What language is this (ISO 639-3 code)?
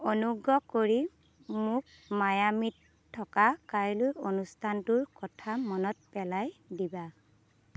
asm